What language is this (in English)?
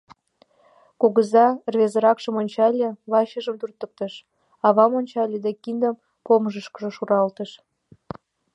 Mari